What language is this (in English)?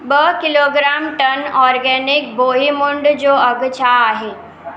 Sindhi